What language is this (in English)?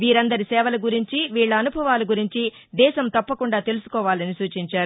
Telugu